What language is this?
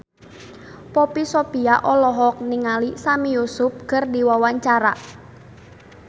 Sundanese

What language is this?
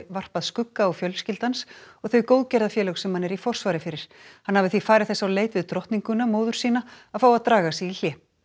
Icelandic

